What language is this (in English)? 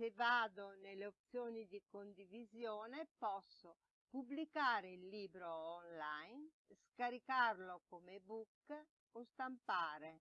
Italian